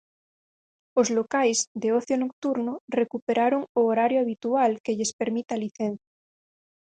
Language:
Galician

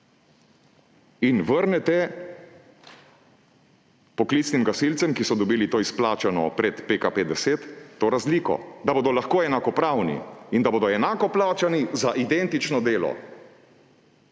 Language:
Slovenian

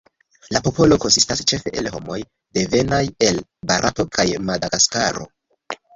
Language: Esperanto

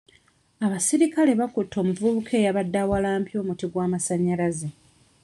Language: Ganda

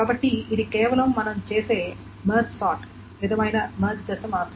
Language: Telugu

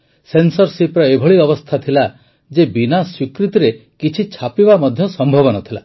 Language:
Odia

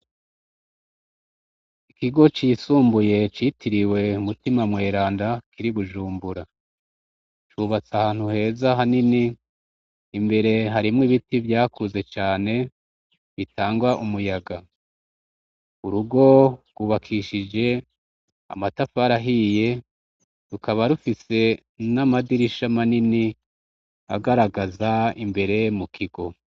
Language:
Rundi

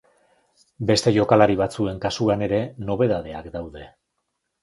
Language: Basque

